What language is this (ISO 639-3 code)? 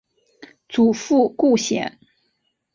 zho